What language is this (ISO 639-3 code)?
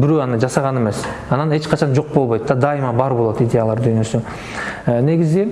tur